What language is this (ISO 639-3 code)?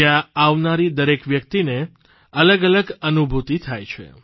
guj